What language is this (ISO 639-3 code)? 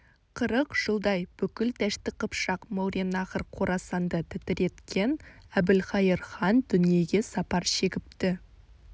kaz